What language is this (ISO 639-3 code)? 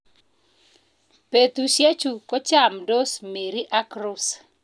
kln